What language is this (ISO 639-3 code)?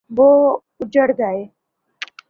urd